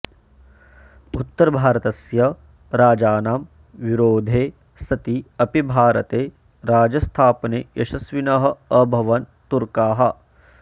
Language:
Sanskrit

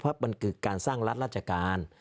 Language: Thai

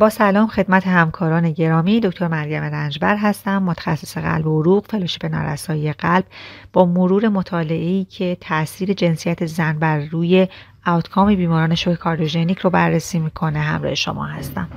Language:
Persian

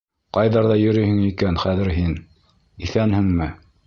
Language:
Bashkir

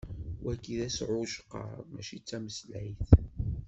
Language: Kabyle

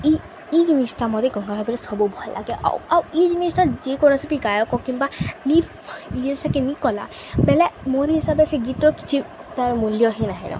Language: Odia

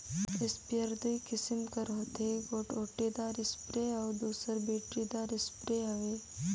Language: Chhattisgarhi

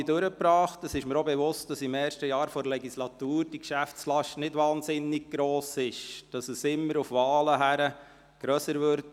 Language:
Swiss German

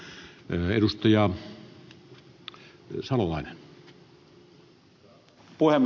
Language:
Finnish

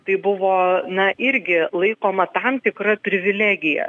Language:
Lithuanian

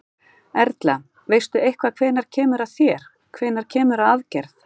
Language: Icelandic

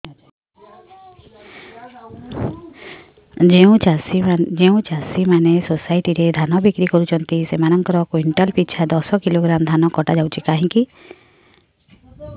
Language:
Odia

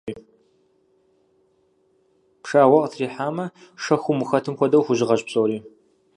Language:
Kabardian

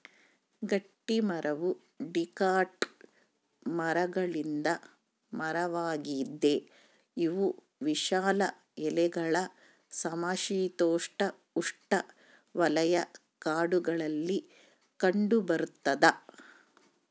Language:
Kannada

